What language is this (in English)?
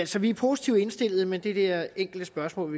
Danish